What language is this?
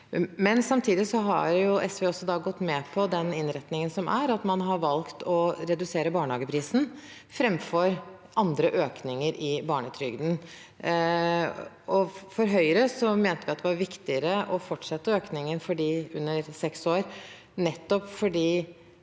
Norwegian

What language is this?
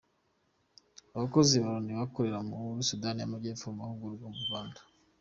Kinyarwanda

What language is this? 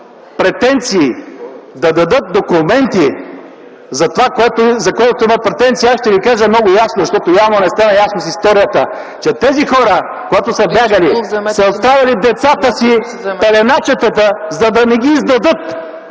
Bulgarian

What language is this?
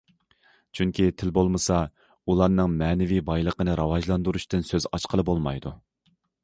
Uyghur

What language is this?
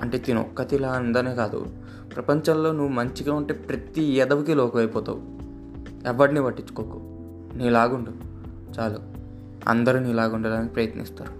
Telugu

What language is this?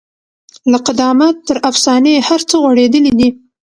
Pashto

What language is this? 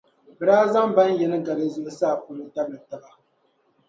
Dagbani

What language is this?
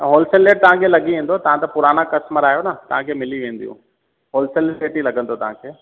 Sindhi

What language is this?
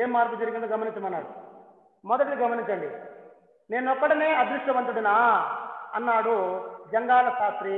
Telugu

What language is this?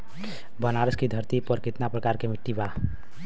Bhojpuri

